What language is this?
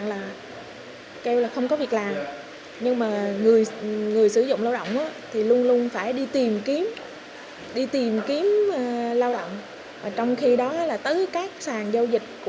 Vietnamese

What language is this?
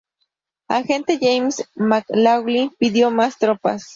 Spanish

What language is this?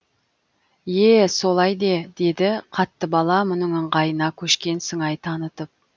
Kazakh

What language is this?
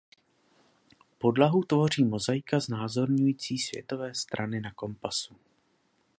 Czech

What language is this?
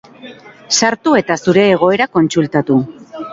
Basque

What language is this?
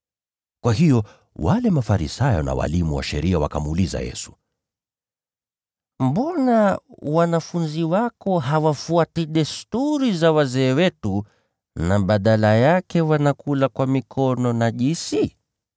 Swahili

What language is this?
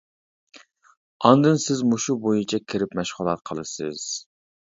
Uyghur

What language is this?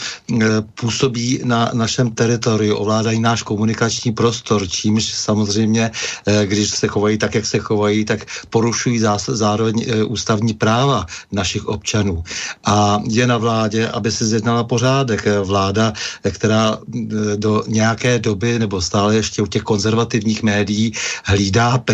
Czech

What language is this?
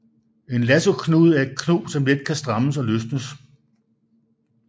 Danish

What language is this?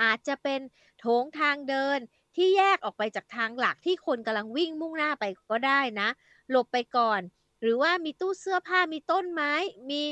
Thai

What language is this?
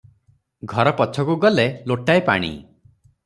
Odia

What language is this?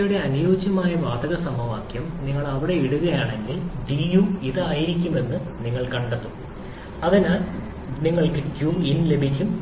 Malayalam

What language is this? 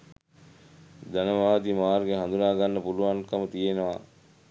Sinhala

